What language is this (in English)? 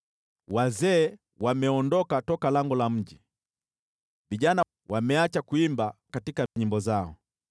Swahili